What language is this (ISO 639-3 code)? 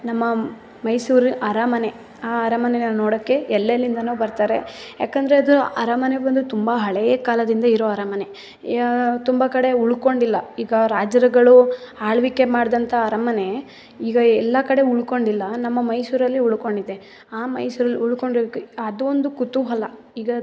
kan